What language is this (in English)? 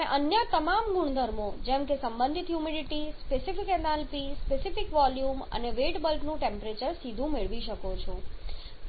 Gujarati